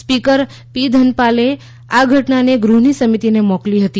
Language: Gujarati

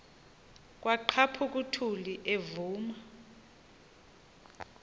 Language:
Xhosa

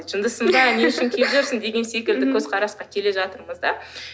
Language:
Kazakh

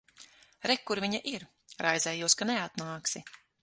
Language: Latvian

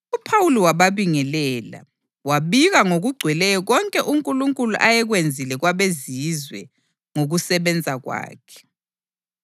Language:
North Ndebele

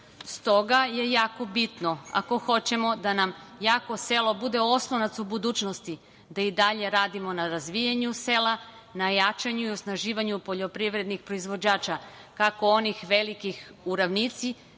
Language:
Serbian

